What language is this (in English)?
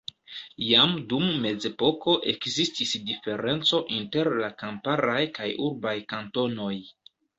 Esperanto